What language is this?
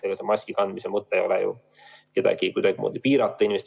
Estonian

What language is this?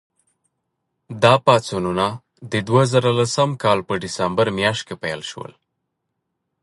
Pashto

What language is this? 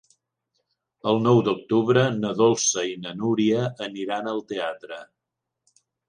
Catalan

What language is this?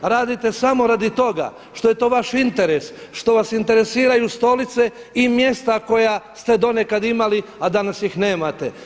Croatian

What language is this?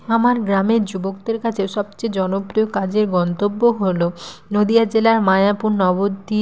Bangla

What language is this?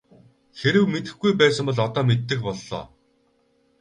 Mongolian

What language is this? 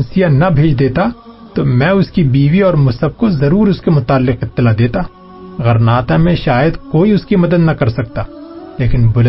Urdu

